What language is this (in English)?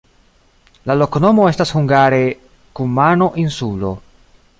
Esperanto